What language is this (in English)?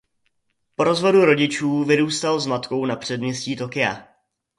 Czech